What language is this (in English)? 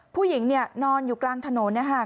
Thai